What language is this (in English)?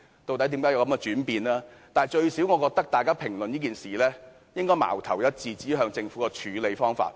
Cantonese